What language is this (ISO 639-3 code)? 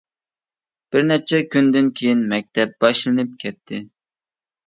uig